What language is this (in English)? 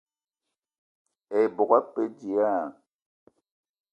Eton (Cameroon)